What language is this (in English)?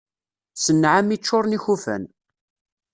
Kabyle